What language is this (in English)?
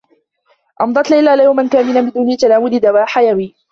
Arabic